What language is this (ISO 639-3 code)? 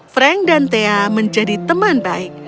ind